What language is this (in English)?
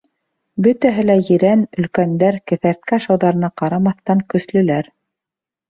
Bashkir